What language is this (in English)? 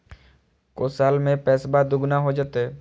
Magahi